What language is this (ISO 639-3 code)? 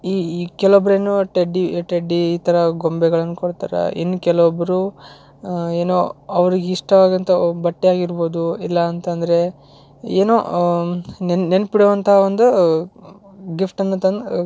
kan